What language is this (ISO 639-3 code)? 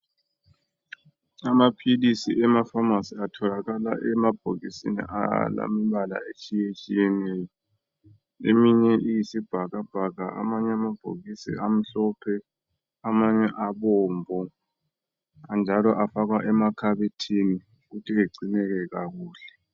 nde